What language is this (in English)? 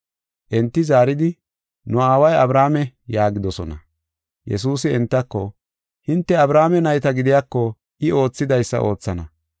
Gofa